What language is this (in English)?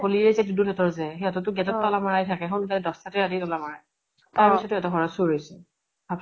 Assamese